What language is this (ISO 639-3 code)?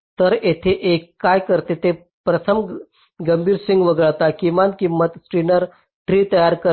mar